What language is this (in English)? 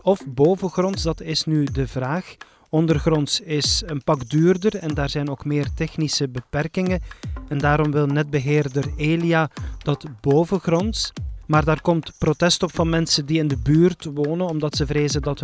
Dutch